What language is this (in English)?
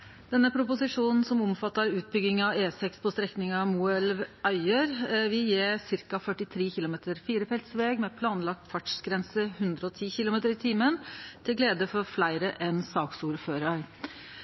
Norwegian Nynorsk